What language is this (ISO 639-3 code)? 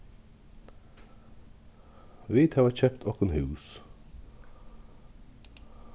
fao